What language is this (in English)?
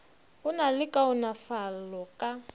Northern Sotho